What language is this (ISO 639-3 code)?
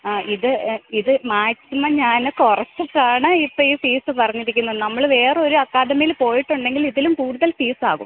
mal